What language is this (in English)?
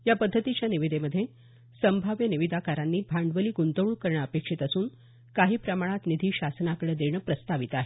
Marathi